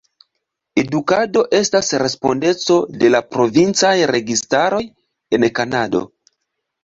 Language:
Esperanto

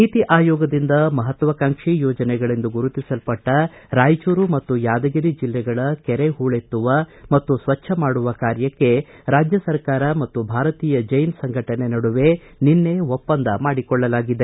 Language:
Kannada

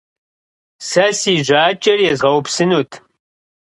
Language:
Kabardian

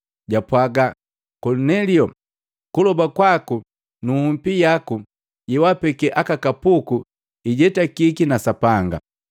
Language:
Matengo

